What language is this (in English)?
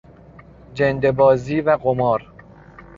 Persian